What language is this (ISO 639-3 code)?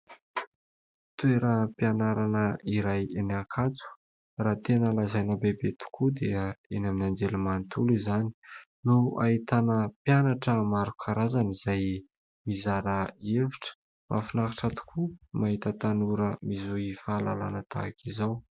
mlg